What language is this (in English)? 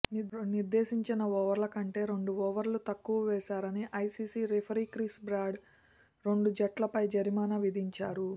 Telugu